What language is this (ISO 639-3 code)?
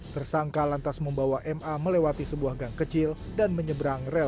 ind